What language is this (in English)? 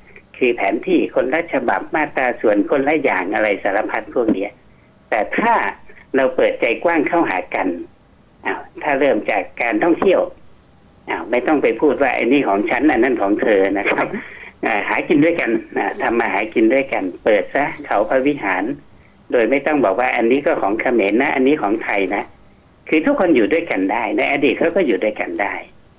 Thai